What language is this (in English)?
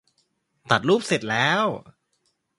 Thai